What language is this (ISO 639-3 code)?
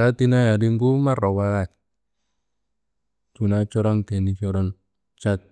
kbl